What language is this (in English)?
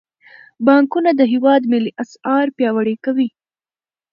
Pashto